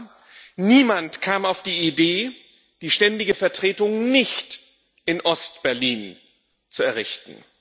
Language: German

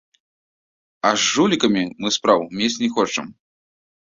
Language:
Belarusian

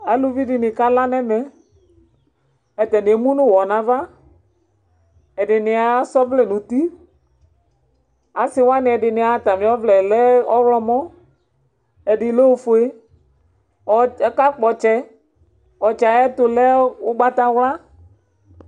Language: Ikposo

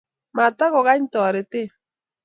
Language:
Kalenjin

